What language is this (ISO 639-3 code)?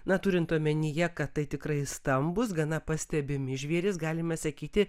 lit